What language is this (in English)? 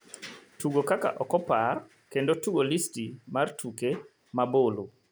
Luo (Kenya and Tanzania)